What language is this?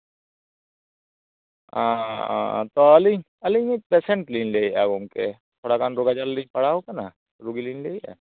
Santali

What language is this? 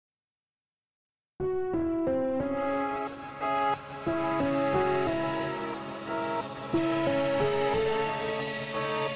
Polish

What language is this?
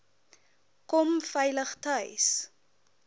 Afrikaans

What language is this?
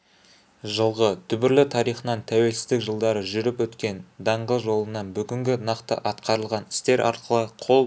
Kazakh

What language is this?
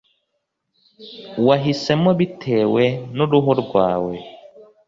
Kinyarwanda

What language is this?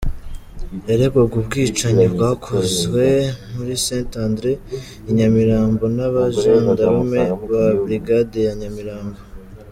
Kinyarwanda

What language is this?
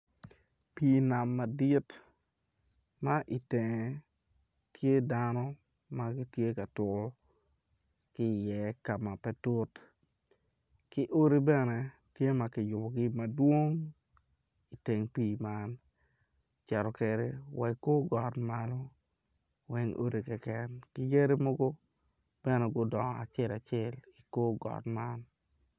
Acoli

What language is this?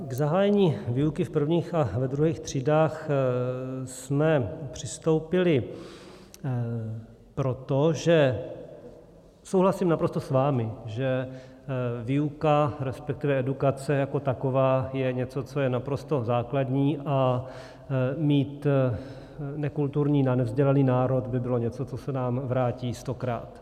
Czech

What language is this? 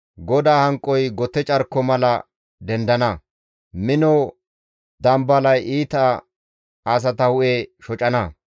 Gamo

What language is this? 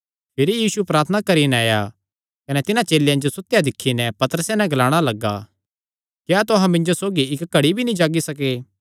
Kangri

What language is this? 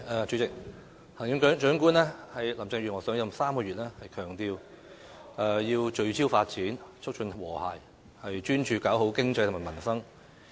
Cantonese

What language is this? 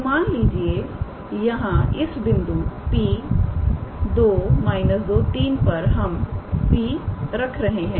Hindi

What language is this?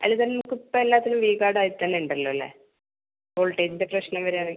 Malayalam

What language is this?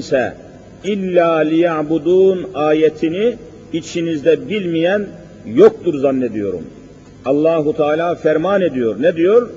Turkish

